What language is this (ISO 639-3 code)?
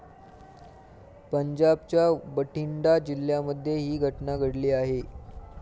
mar